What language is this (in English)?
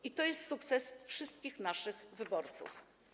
Polish